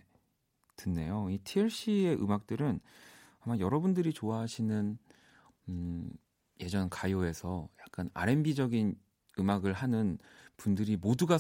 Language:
Korean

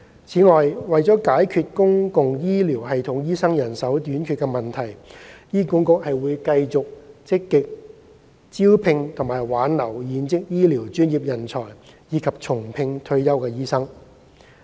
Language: Cantonese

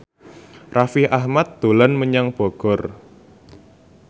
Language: Javanese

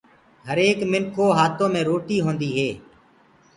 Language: Gurgula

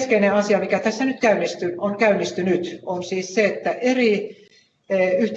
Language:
Finnish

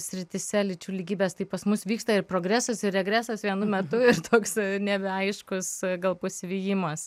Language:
Lithuanian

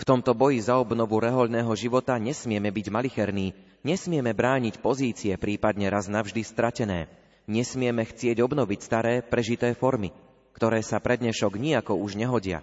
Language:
Slovak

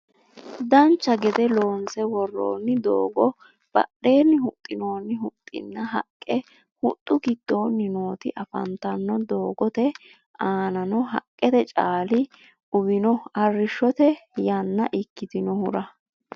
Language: Sidamo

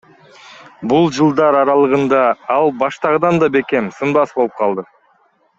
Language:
Kyrgyz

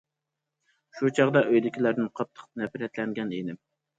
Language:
Uyghur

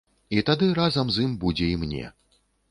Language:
Belarusian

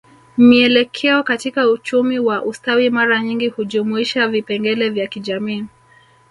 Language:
Swahili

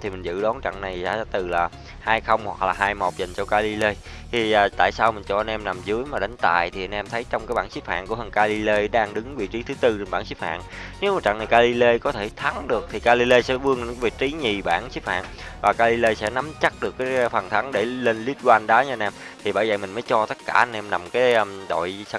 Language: Vietnamese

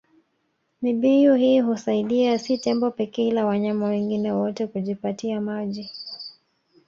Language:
Swahili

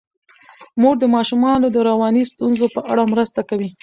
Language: Pashto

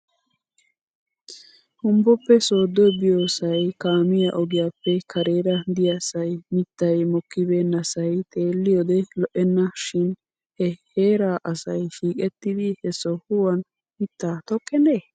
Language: Wolaytta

